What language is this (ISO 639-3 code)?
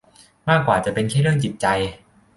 tha